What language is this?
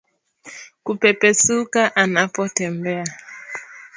Swahili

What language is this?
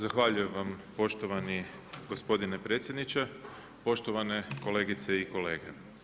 Croatian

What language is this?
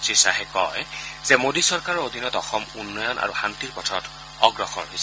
Assamese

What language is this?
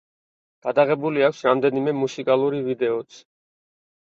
Georgian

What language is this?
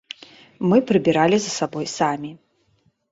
Belarusian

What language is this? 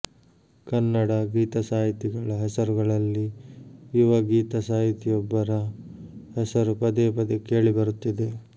Kannada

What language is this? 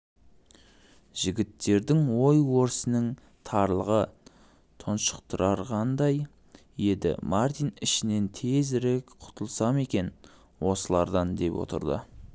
Kazakh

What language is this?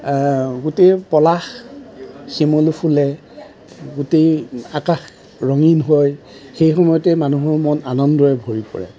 Assamese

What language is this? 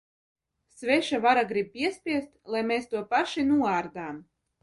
Latvian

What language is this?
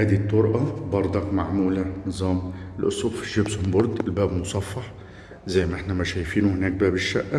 Arabic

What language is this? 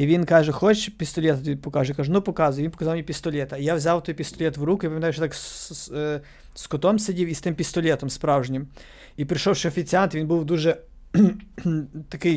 Ukrainian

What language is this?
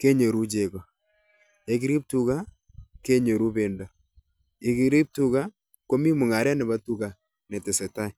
Kalenjin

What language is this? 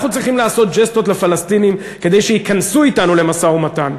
Hebrew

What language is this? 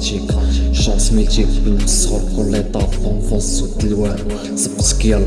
Afrikaans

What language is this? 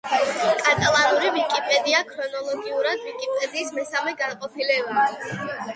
Georgian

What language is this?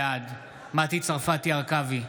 Hebrew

